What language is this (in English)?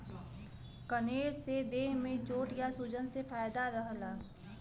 Bhojpuri